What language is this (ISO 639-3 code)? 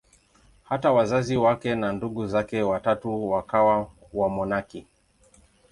swa